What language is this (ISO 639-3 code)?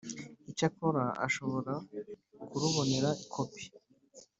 kin